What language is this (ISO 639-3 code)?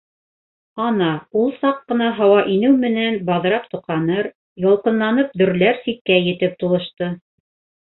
bak